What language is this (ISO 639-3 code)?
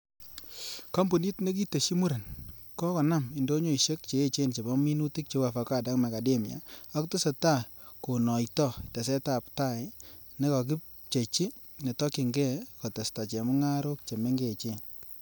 kln